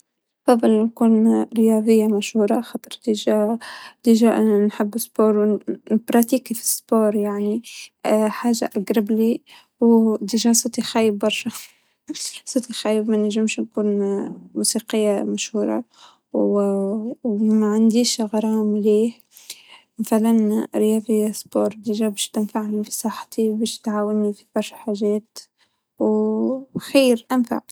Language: Tunisian Arabic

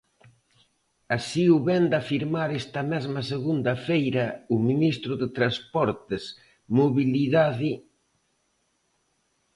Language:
Galician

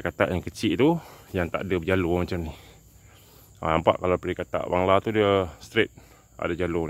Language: Malay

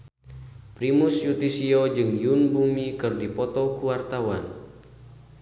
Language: Sundanese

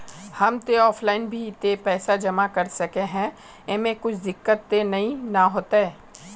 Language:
Magahi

